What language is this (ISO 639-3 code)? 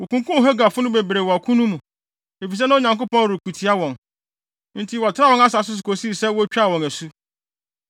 aka